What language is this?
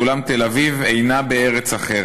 Hebrew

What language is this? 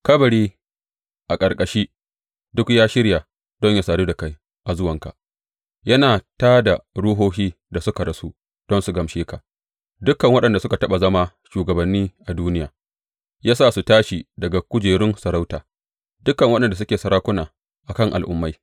Hausa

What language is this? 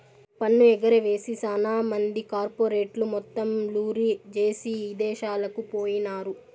Telugu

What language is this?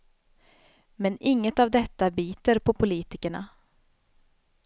Swedish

